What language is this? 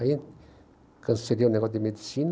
Portuguese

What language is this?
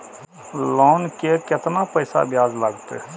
Maithili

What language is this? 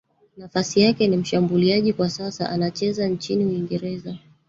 Swahili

